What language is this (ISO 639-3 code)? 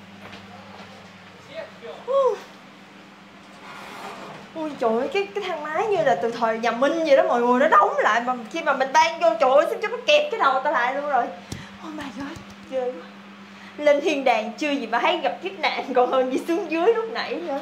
vie